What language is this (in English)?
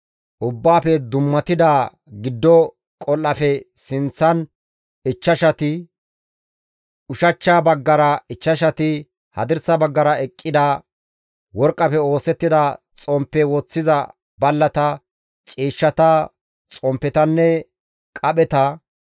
Gamo